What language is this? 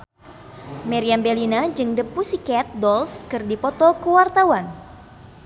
Sundanese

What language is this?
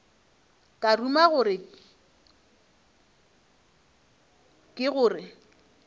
Northern Sotho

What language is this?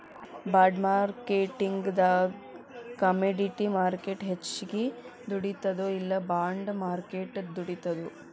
Kannada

